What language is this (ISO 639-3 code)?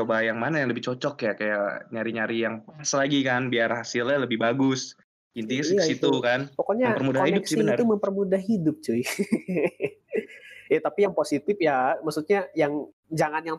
ind